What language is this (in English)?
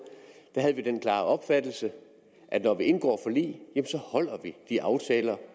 Danish